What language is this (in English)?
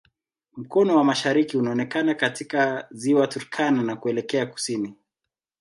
Swahili